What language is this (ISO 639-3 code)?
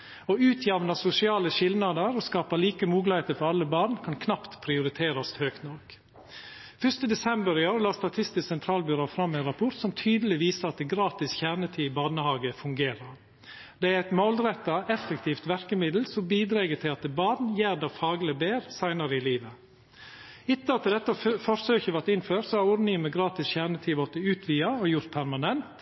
nno